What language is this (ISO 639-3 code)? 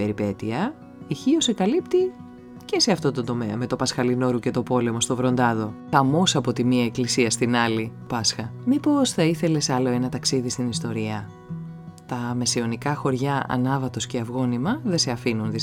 ell